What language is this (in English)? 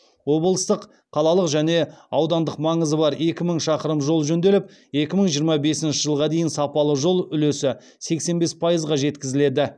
Kazakh